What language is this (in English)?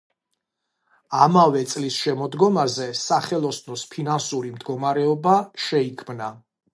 Georgian